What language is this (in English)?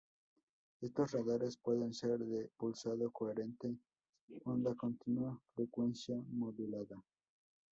Spanish